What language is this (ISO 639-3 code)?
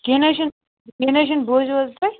kas